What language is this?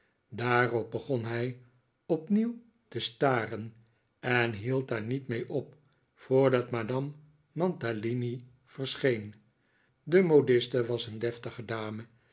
Dutch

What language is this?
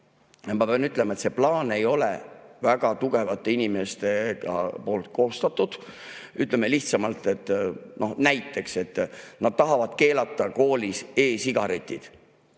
Estonian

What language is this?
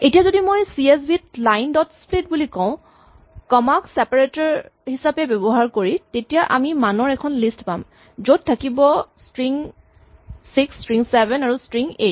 Assamese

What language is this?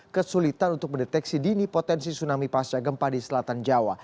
Indonesian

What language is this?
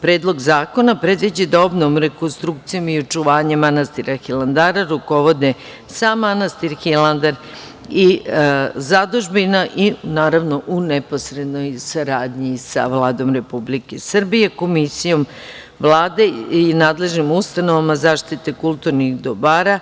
Serbian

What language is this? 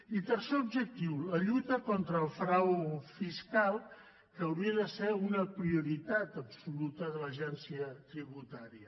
Catalan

